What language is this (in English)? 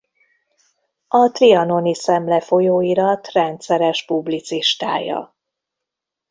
Hungarian